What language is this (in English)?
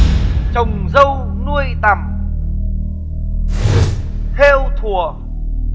Vietnamese